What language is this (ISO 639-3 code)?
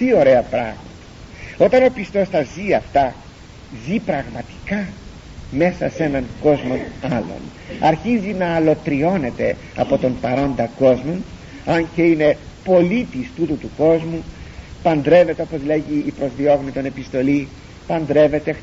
ell